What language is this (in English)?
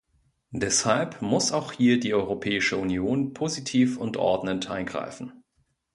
German